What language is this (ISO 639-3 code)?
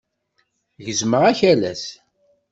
kab